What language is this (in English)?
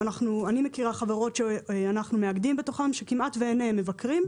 Hebrew